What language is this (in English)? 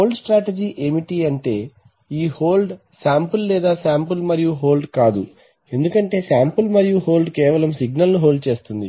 Telugu